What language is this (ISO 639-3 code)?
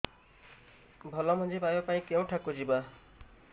ori